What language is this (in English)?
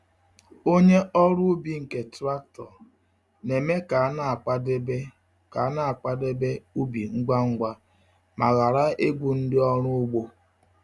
Igbo